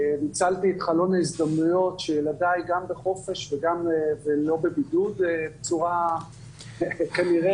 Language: Hebrew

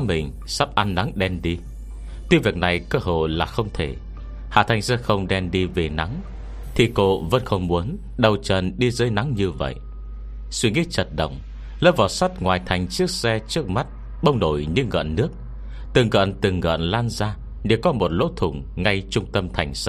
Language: Vietnamese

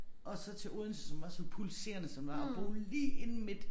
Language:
Danish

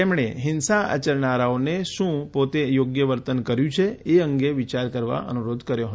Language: Gujarati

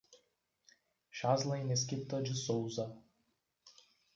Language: Portuguese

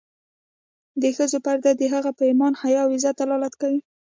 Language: Pashto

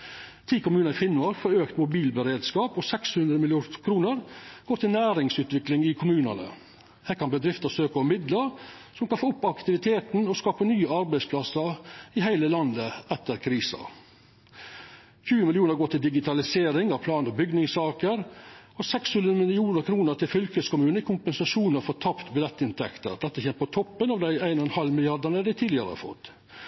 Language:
Norwegian Nynorsk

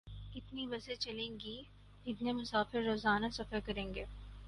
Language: Urdu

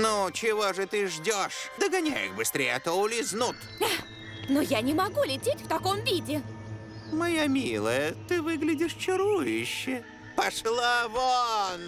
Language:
Russian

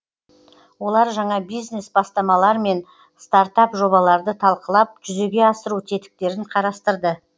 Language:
Kazakh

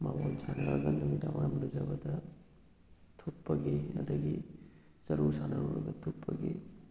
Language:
Manipuri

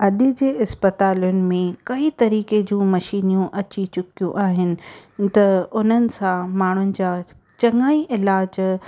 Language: Sindhi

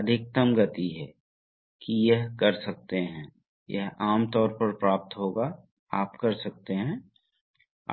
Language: Hindi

